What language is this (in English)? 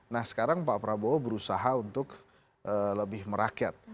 Indonesian